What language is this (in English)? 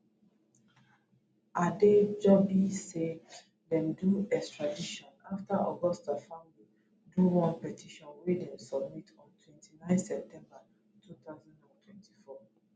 Nigerian Pidgin